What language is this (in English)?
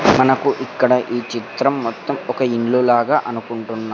Telugu